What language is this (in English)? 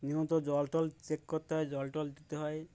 Bangla